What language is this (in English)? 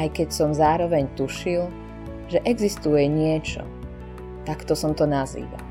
Slovak